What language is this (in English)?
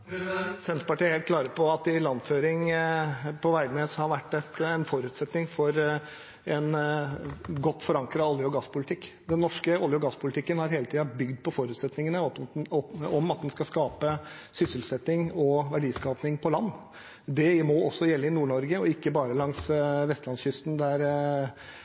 Norwegian